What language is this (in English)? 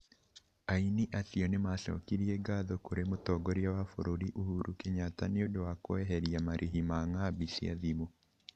Kikuyu